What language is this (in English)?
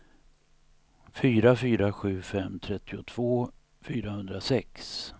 Swedish